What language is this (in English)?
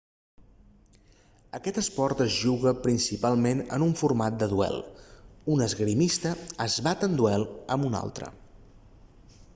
Catalan